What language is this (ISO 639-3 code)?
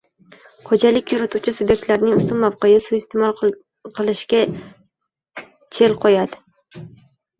uzb